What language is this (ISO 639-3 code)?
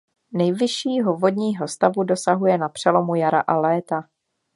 ces